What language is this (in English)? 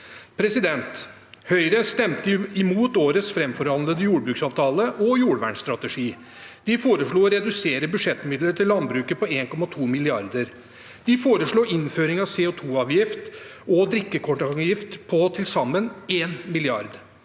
Norwegian